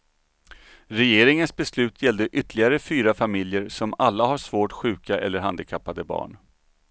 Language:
Swedish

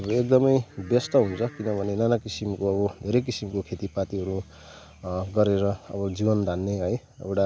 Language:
Nepali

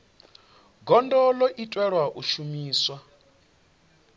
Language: Venda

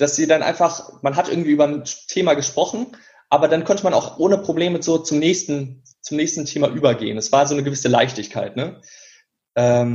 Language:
German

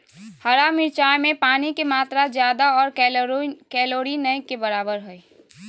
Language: Magahi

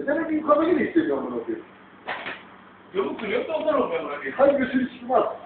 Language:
Greek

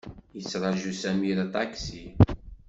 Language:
Kabyle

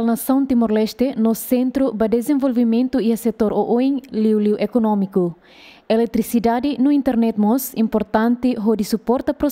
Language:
Indonesian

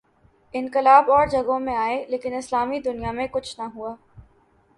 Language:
Urdu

